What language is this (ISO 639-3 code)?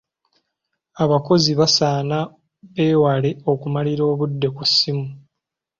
lug